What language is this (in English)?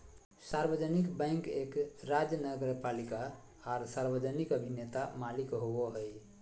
Magahi